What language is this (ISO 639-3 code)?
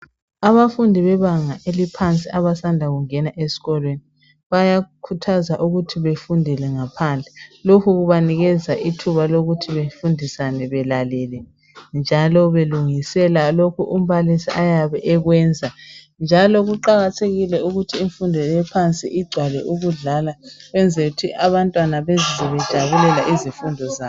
nde